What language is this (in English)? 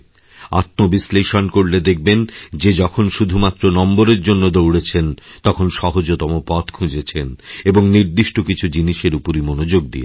Bangla